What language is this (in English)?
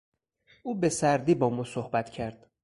Persian